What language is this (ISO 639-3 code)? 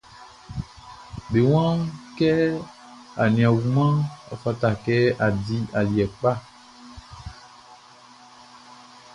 bci